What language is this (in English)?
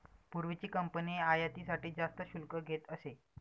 Marathi